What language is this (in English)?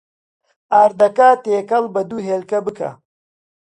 Central Kurdish